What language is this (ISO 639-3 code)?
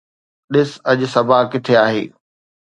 snd